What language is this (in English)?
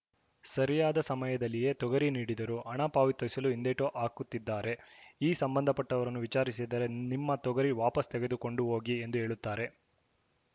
Kannada